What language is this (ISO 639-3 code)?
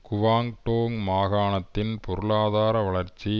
tam